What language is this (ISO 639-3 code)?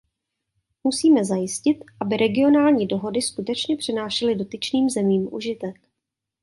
ces